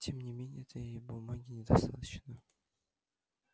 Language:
Russian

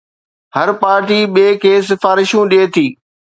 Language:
Sindhi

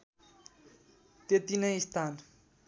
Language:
Nepali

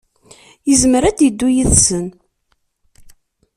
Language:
Kabyle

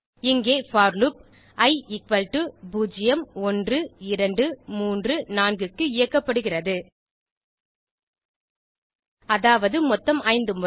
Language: Tamil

